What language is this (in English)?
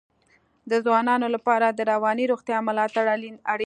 Pashto